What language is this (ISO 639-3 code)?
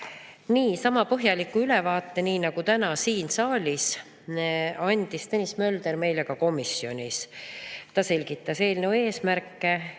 est